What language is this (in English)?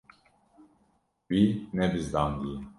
Kurdish